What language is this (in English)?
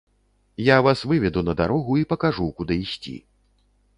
Belarusian